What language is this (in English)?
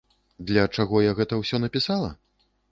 Belarusian